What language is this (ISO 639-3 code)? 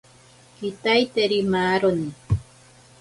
prq